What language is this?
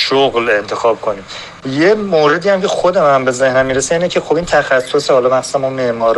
Persian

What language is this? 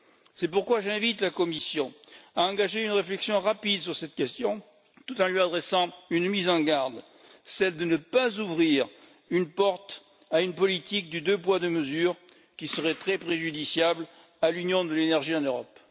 French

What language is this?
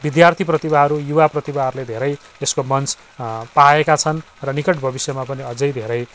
Nepali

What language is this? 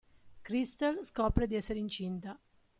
Italian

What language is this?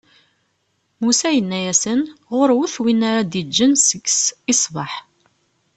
Kabyle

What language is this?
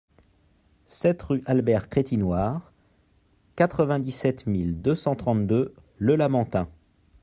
French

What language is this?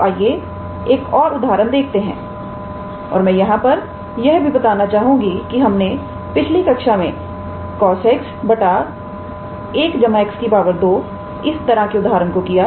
Hindi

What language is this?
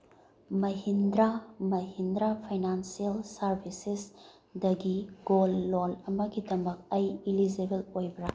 Manipuri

